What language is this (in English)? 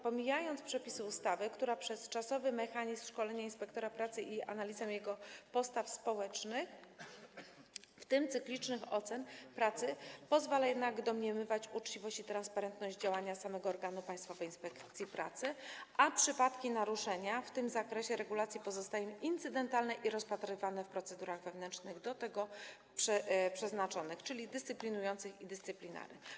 Polish